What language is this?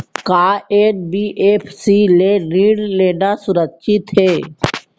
Chhattisgarhi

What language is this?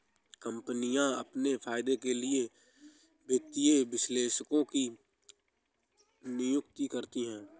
Hindi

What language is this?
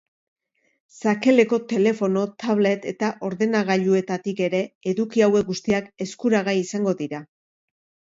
Basque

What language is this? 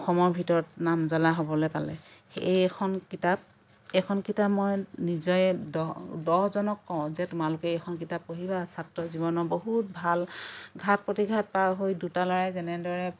Assamese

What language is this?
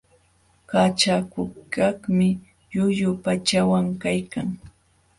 Jauja Wanca Quechua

